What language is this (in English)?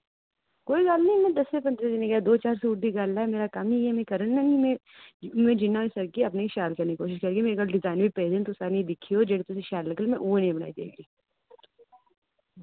Dogri